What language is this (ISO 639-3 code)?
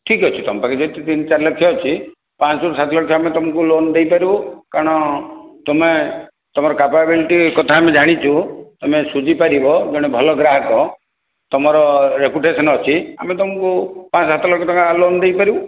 ori